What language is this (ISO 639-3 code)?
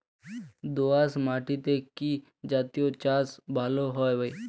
ben